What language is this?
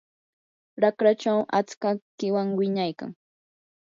Yanahuanca Pasco Quechua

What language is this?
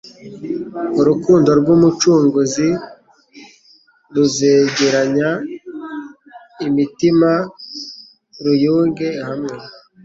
Kinyarwanda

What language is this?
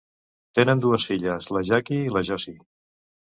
Catalan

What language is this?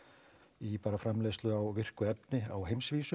Icelandic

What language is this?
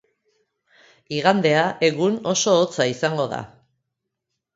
Basque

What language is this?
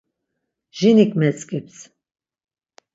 Laz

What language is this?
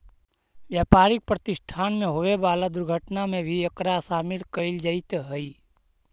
Magahi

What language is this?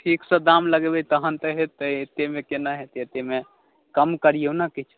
Maithili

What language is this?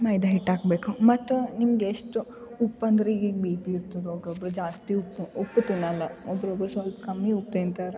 Kannada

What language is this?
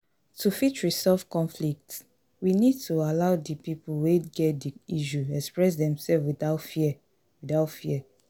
Nigerian Pidgin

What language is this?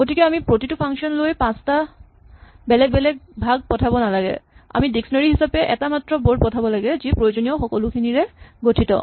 Assamese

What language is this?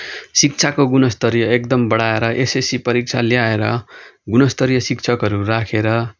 Nepali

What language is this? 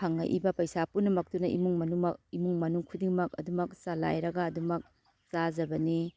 Manipuri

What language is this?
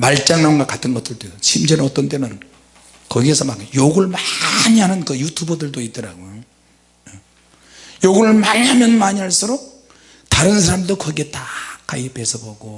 Korean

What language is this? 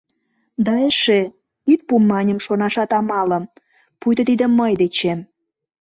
Mari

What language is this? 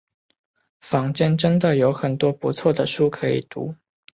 Chinese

